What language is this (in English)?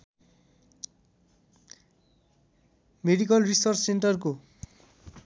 Nepali